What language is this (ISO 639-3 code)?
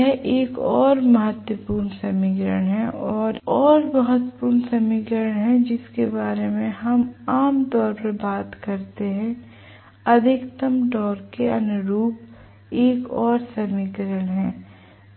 hin